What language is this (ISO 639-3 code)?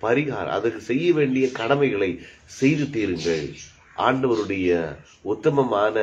ara